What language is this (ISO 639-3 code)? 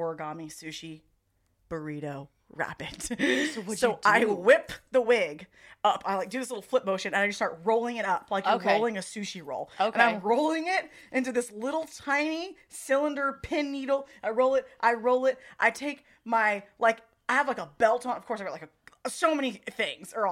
eng